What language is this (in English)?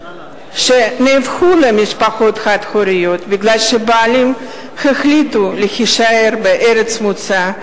Hebrew